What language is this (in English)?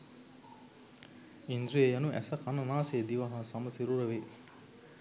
Sinhala